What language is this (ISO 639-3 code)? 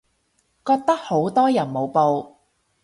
yue